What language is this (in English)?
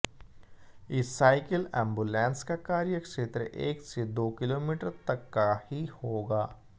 Hindi